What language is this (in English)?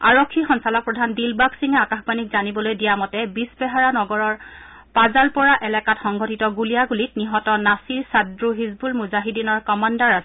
Assamese